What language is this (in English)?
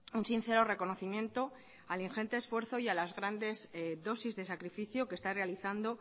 Spanish